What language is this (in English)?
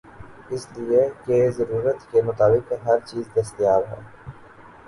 Urdu